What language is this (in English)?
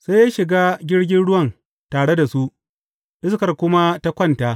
Hausa